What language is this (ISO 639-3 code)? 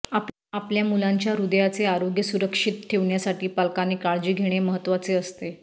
mar